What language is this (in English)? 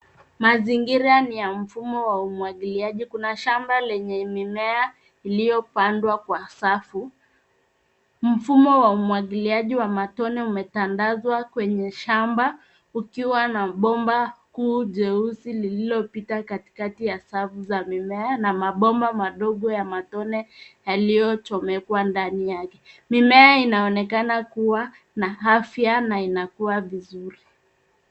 Swahili